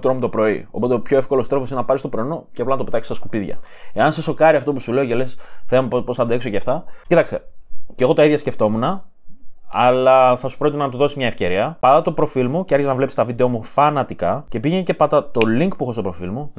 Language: Greek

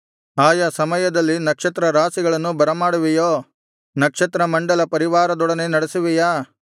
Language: Kannada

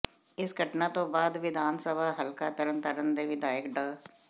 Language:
Punjabi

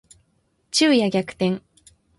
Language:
Japanese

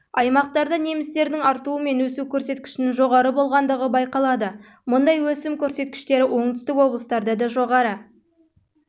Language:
Kazakh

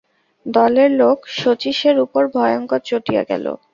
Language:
Bangla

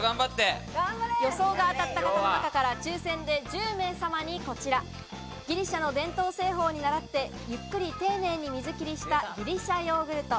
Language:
Japanese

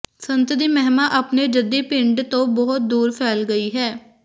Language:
Punjabi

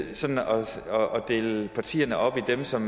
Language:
Danish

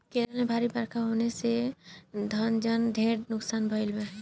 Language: Bhojpuri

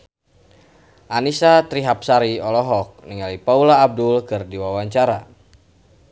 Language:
Sundanese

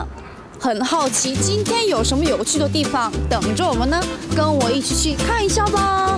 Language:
Korean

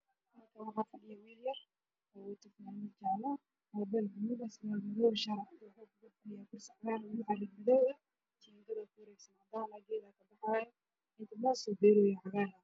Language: Somali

